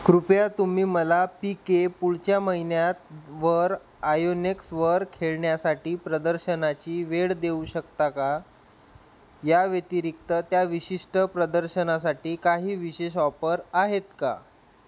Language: Marathi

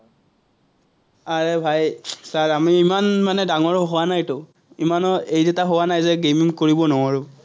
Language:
Assamese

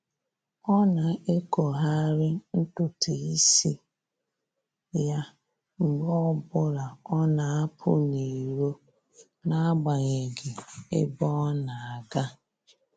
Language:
Igbo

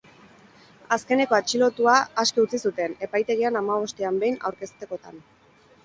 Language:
Basque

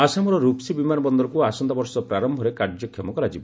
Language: Odia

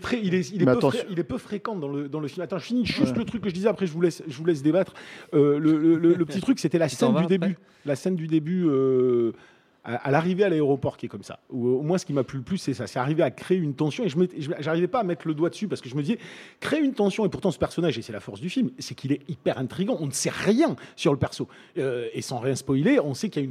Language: French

